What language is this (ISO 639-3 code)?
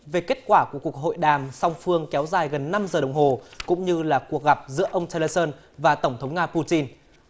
vie